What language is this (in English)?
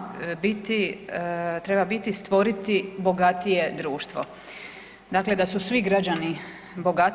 Croatian